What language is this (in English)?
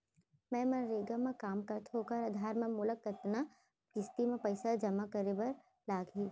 Chhattisgarhi